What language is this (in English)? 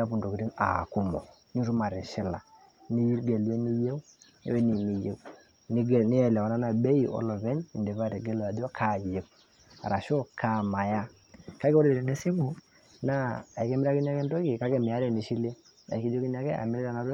Masai